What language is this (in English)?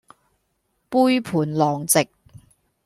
Cantonese